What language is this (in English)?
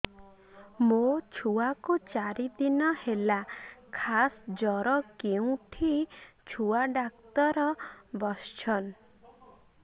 Odia